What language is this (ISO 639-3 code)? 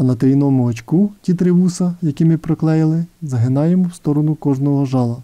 ukr